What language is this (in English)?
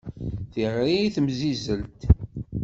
Kabyle